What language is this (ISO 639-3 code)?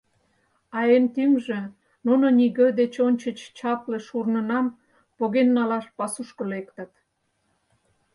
chm